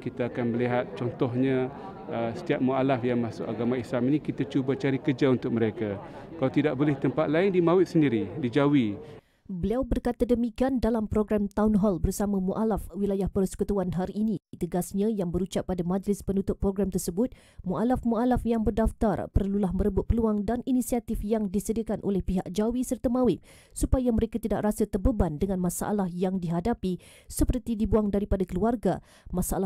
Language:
Malay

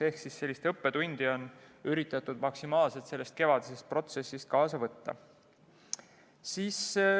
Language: Estonian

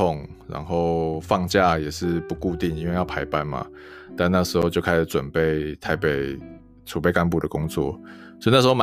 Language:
Chinese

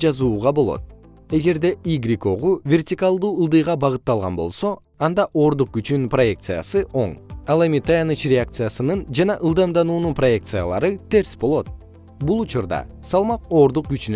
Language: Kyrgyz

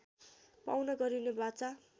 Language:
Nepali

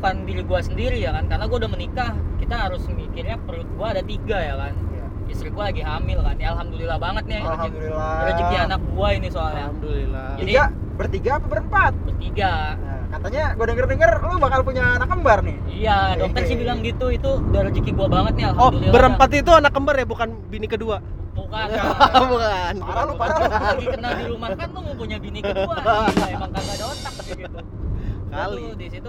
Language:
Indonesian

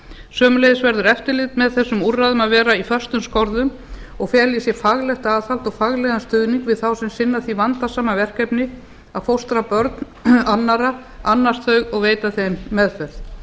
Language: Icelandic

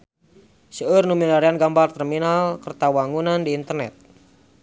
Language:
Sundanese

